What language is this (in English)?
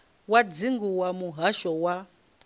Venda